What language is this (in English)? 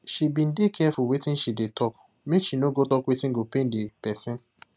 Nigerian Pidgin